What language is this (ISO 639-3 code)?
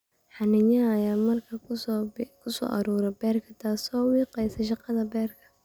som